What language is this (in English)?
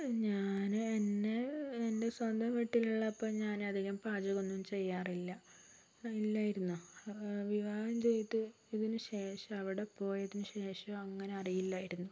Malayalam